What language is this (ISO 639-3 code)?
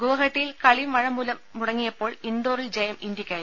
mal